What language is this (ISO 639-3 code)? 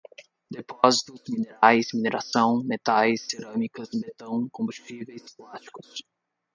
por